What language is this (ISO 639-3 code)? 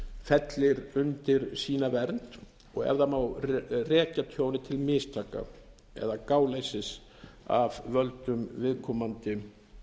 isl